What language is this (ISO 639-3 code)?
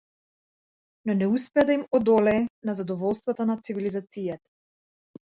mkd